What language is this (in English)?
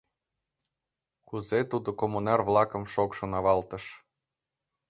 Mari